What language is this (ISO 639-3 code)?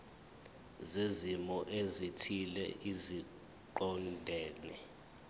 zul